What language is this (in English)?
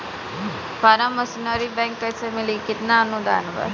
Bhojpuri